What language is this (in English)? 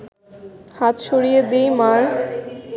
Bangla